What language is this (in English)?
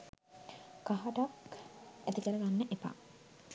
Sinhala